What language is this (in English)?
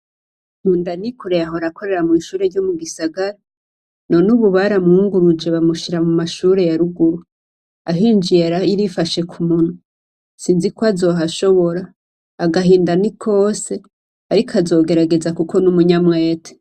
Rundi